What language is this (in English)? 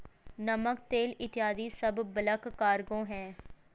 Hindi